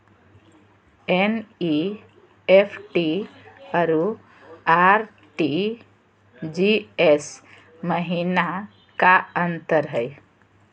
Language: Magahi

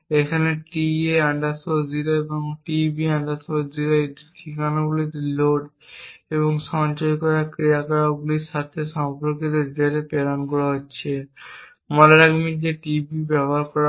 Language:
Bangla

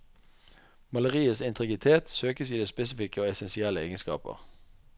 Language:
Norwegian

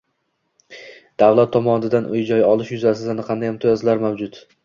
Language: Uzbek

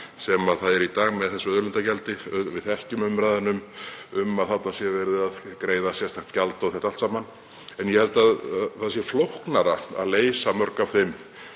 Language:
Icelandic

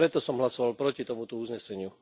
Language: Slovak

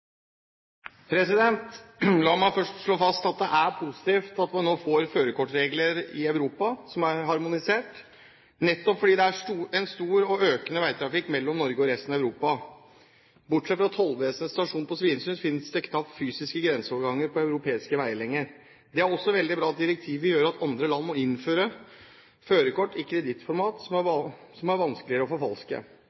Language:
Norwegian Bokmål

